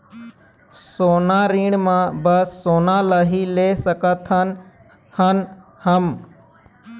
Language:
Chhattisgarhi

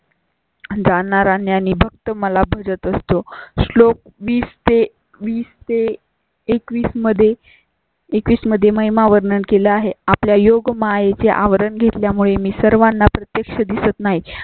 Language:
Marathi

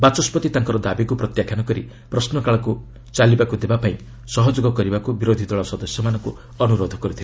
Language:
Odia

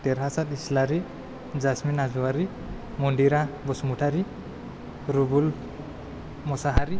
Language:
Bodo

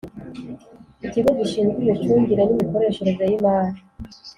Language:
Kinyarwanda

